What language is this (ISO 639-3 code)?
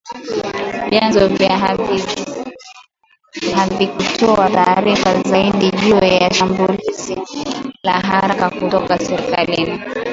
swa